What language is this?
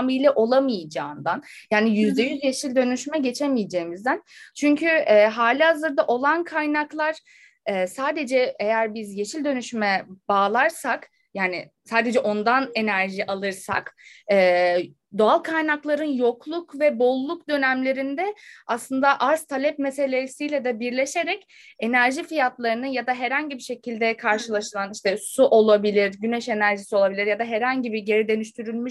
Turkish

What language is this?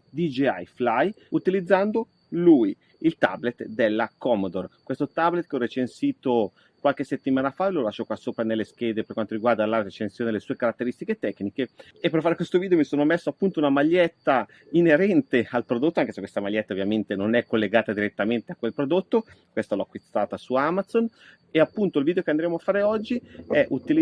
Italian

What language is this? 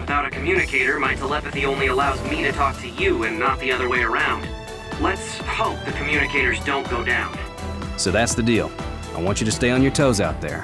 English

